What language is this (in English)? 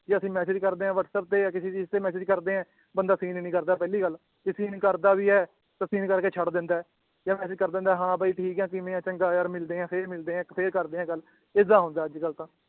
Punjabi